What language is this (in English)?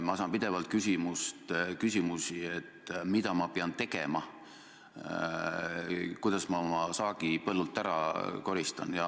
Estonian